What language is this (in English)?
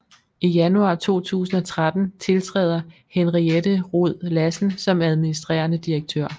Danish